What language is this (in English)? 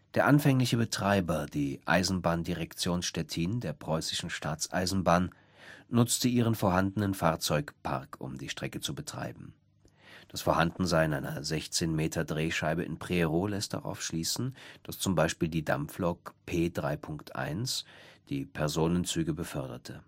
German